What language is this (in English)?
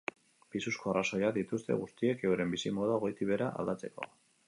Basque